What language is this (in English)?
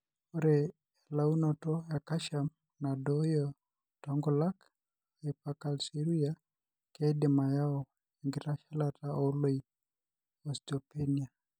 Masai